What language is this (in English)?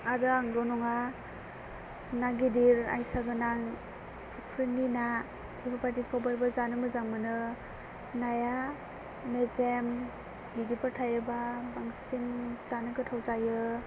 Bodo